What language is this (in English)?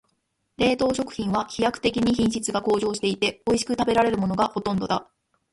Japanese